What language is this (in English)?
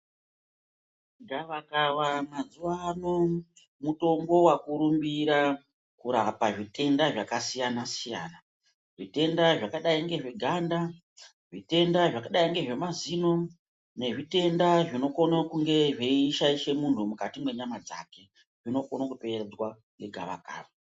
Ndau